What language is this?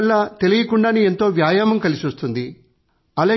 Telugu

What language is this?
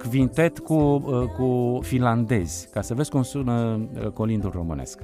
Romanian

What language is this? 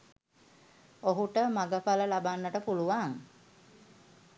Sinhala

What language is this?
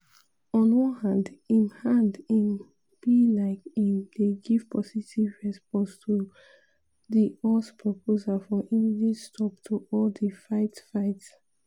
Nigerian Pidgin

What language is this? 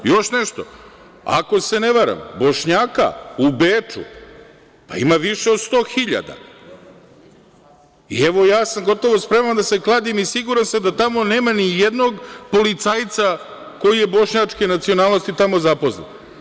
Serbian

